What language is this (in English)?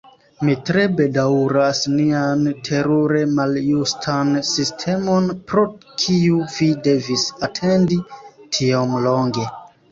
Esperanto